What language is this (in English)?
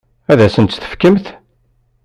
Kabyle